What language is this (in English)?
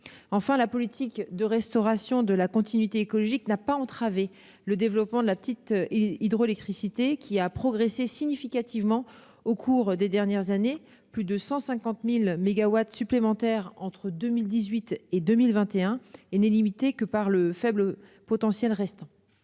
French